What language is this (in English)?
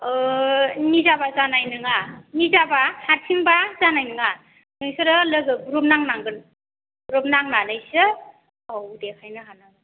Bodo